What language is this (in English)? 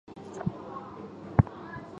Chinese